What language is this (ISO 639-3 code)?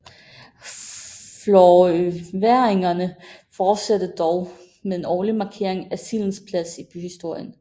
dan